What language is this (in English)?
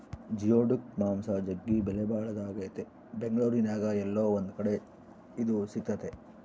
Kannada